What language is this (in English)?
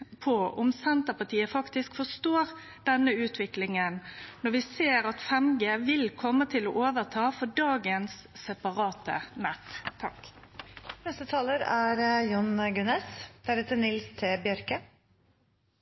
Norwegian Nynorsk